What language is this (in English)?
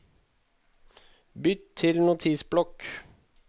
Norwegian